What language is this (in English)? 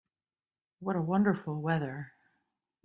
English